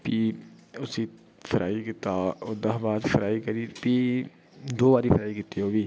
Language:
Dogri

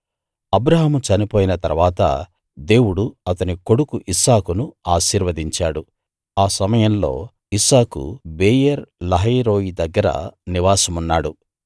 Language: Telugu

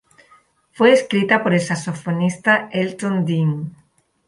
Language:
Spanish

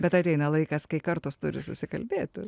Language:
Lithuanian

